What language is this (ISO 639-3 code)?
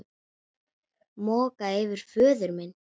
isl